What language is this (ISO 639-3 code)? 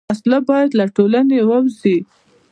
pus